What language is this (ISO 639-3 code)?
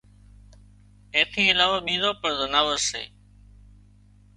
kxp